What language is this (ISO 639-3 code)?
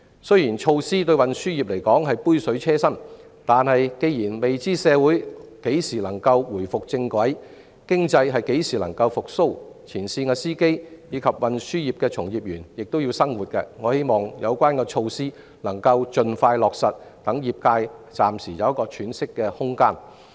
yue